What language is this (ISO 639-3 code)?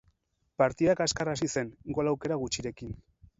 eus